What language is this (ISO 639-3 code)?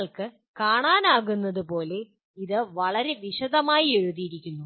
mal